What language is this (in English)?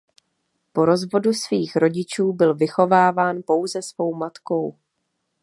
Czech